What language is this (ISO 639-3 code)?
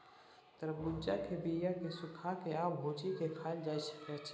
mai